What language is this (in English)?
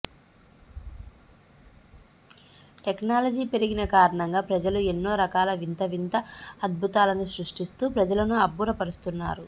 Telugu